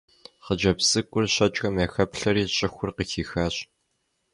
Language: Kabardian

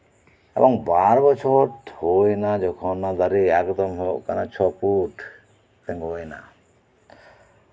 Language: Santali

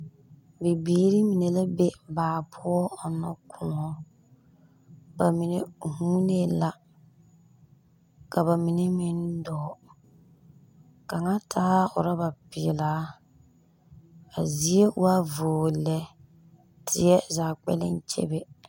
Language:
Southern Dagaare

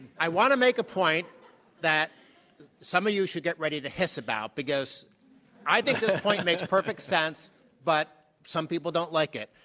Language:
English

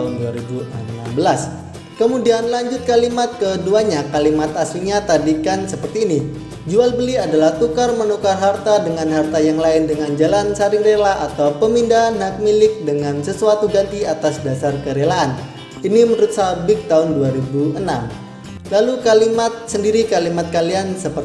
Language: Indonesian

